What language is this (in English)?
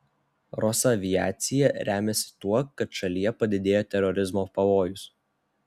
Lithuanian